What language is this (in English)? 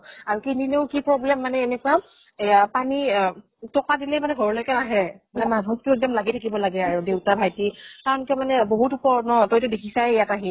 Assamese